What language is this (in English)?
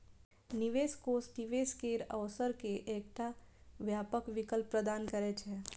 Maithili